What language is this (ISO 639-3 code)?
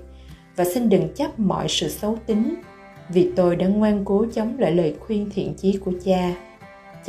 vie